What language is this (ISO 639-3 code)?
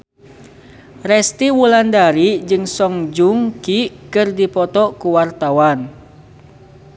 sun